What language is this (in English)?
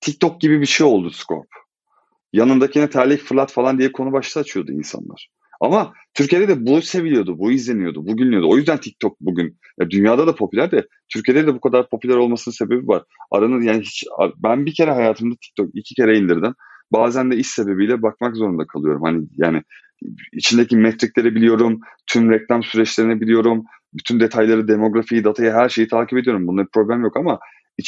Turkish